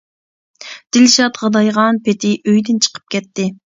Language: Uyghur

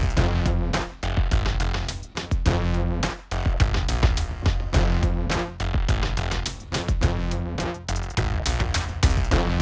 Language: Indonesian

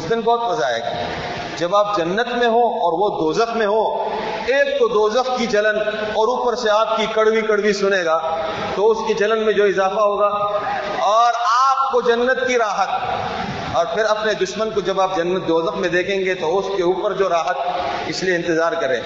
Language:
Urdu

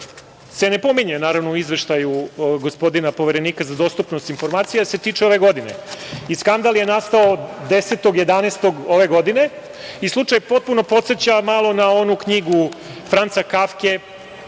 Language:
Serbian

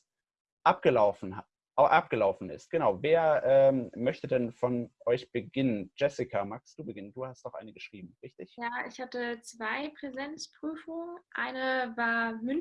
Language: German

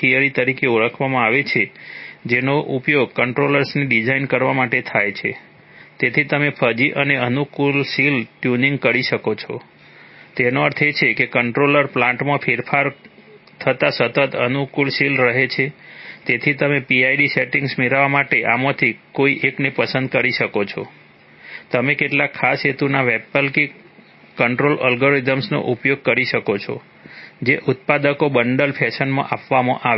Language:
Gujarati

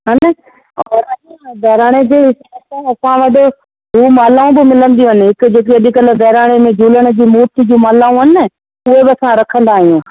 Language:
Sindhi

